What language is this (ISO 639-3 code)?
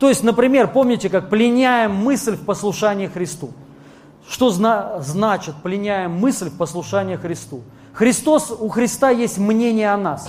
rus